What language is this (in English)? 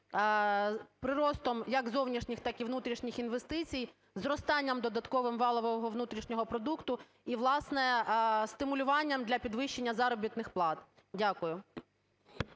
Ukrainian